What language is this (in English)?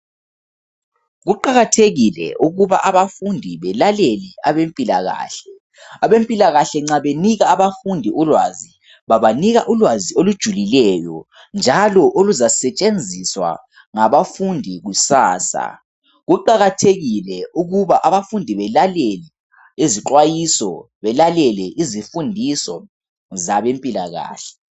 North Ndebele